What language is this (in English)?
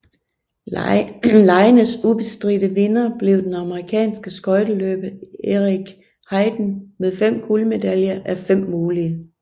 Danish